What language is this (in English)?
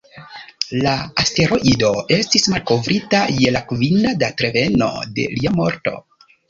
Esperanto